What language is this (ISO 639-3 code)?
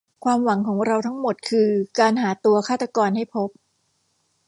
tha